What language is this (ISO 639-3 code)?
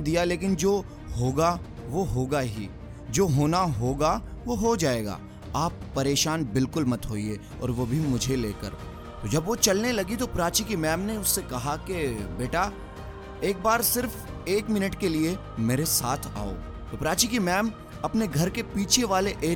hin